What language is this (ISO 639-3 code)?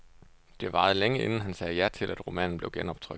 dan